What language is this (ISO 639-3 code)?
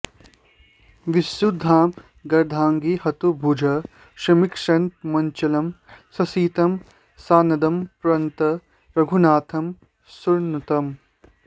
san